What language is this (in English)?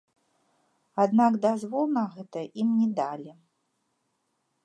Belarusian